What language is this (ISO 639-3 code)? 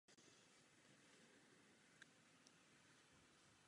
ces